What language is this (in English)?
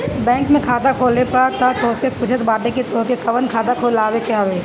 Bhojpuri